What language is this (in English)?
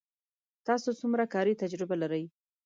Pashto